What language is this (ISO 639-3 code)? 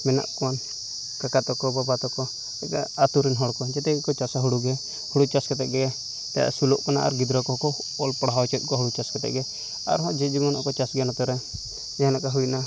sat